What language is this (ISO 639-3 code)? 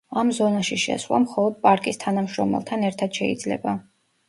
kat